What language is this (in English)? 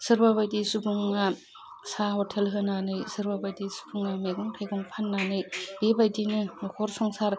Bodo